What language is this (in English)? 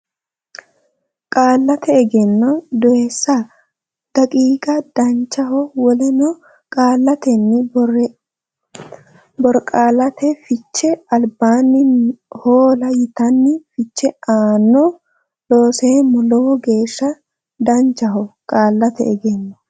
Sidamo